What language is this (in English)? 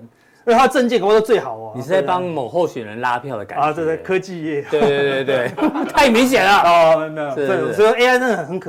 Chinese